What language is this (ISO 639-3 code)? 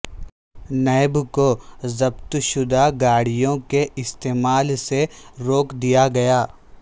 urd